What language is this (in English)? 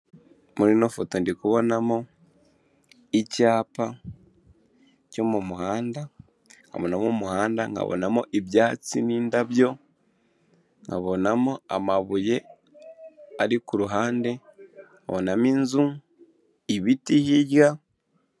Kinyarwanda